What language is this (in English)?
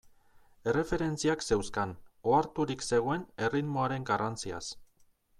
Basque